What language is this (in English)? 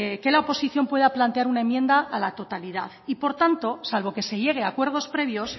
Spanish